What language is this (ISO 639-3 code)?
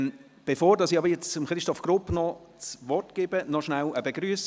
gsw